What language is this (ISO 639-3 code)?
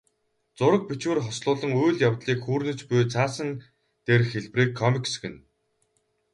mon